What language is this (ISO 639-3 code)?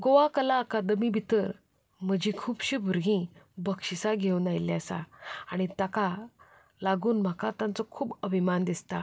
kok